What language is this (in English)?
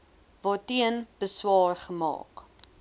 Afrikaans